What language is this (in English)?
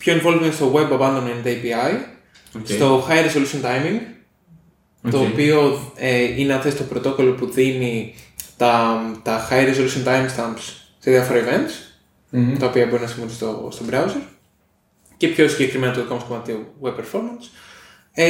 Greek